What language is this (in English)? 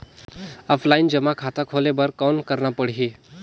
Chhattisgarhi